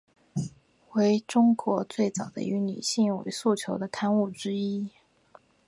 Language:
Chinese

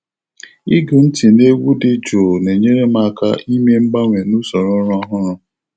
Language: Igbo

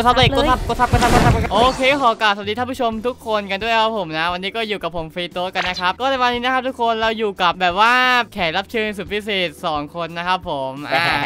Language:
Thai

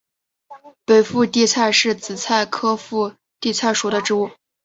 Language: Chinese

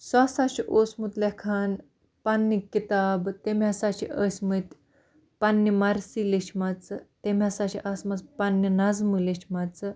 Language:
Kashmiri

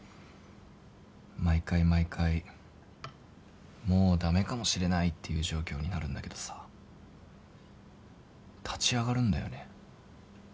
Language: Japanese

